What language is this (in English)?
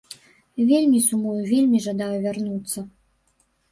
Belarusian